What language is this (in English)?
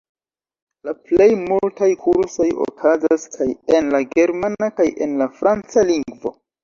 Esperanto